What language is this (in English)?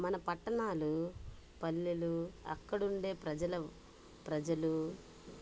Telugu